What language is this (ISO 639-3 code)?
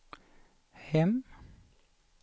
swe